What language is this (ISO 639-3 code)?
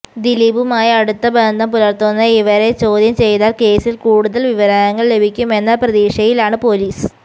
mal